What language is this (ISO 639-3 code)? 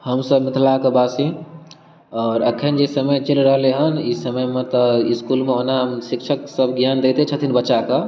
mai